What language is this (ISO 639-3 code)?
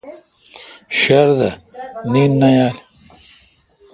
xka